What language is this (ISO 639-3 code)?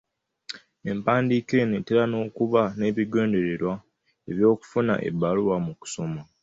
lug